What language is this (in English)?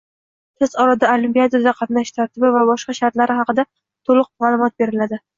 Uzbek